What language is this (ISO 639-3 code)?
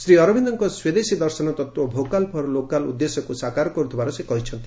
ori